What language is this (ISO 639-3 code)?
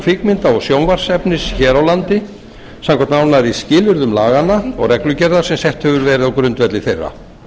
isl